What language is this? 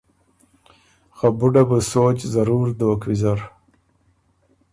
Ormuri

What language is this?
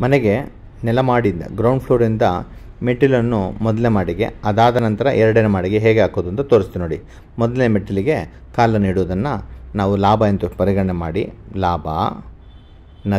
Arabic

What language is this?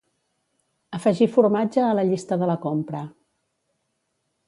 Catalan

